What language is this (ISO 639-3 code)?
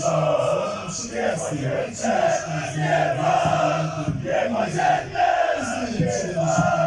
pol